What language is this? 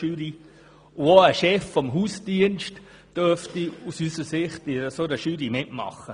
Swiss German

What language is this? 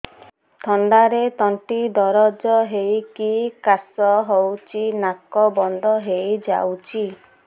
Odia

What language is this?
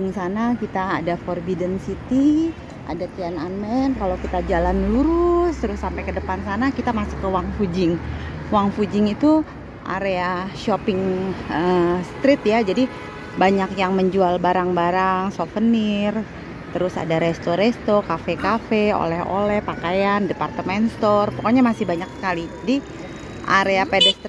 Indonesian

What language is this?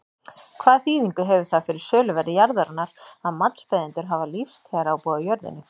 Icelandic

